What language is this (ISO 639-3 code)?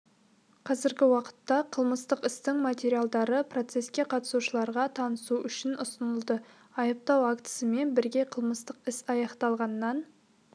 kaz